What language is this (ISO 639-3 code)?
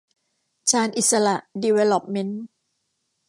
tha